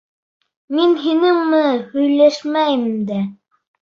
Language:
Bashkir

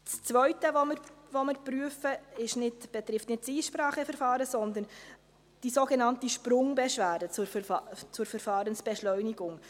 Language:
Swiss German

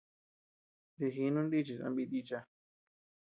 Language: Tepeuxila Cuicatec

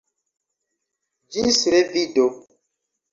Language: Esperanto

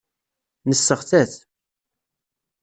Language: Kabyle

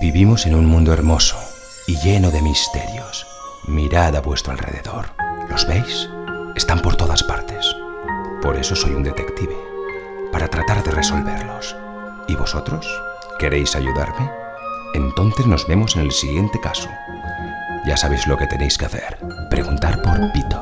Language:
Spanish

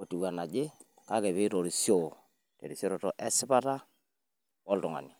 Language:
Masai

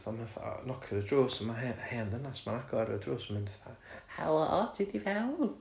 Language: Welsh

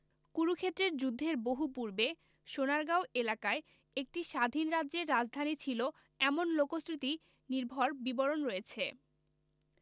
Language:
Bangla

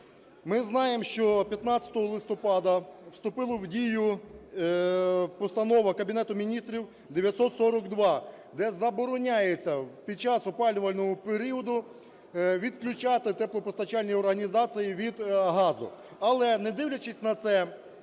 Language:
Ukrainian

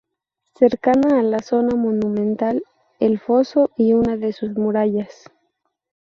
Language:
Spanish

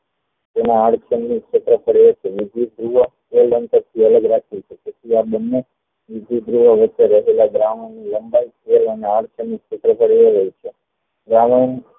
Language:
Gujarati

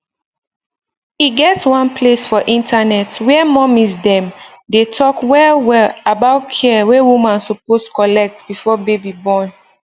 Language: Nigerian Pidgin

